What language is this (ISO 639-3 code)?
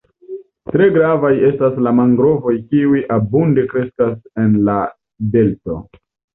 epo